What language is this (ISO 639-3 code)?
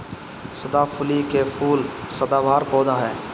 bho